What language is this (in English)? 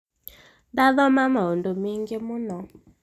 Kikuyu